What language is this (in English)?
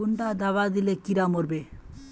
Magahi